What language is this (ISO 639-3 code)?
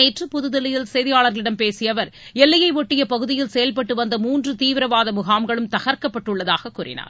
tam